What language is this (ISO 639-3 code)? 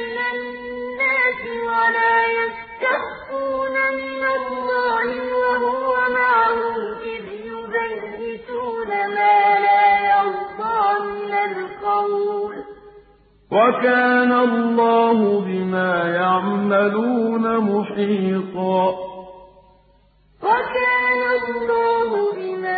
ara